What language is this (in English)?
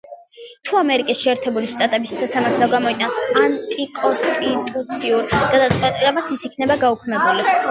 Georgian